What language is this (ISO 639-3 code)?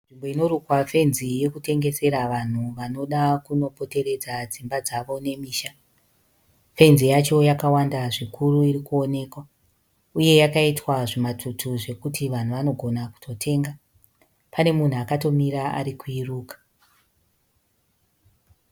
sna